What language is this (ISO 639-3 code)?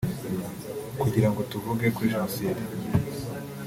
kin